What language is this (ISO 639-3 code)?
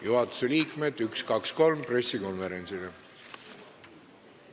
est